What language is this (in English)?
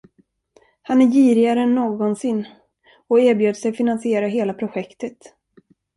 Swedish